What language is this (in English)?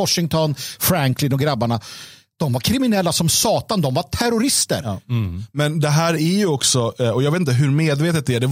Swedish